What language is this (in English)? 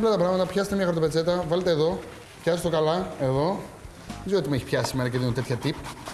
Greek